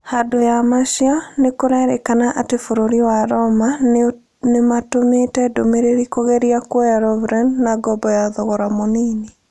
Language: Kikuyu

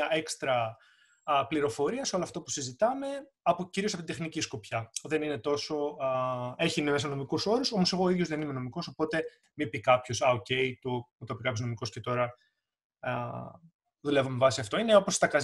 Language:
Greek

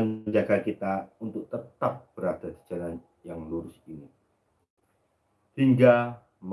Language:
Indonesian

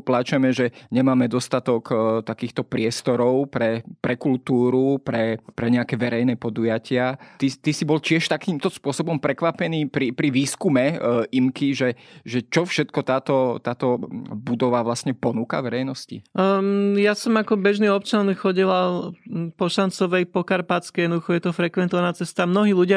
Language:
Slovak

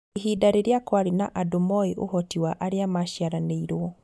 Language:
Kikuyu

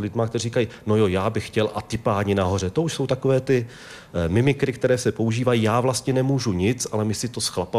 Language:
Czech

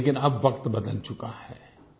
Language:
Hindi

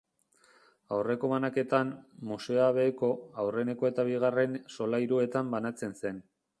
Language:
Basque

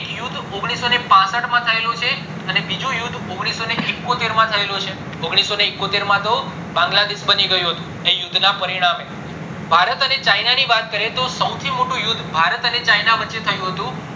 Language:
Gujarati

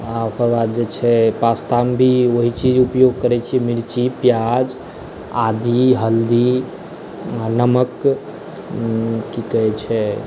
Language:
Maithili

